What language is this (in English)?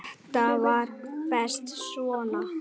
Icelandic